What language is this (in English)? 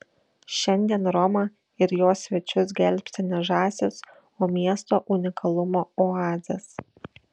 Lithuanian